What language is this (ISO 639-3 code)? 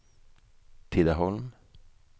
swe